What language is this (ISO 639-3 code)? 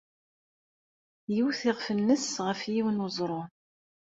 kab